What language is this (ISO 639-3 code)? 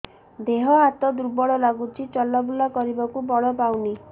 ori